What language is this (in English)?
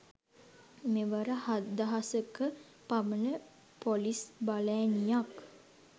Sinhala